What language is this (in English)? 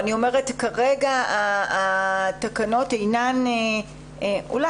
Hebrew